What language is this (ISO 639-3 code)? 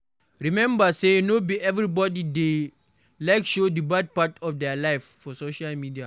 pcm